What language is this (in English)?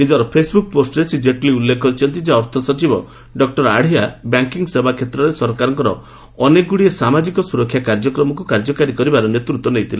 Odia